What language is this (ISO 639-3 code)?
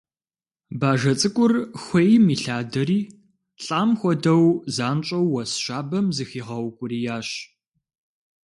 kbd